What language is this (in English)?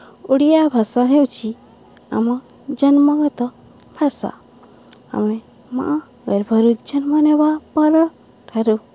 Odia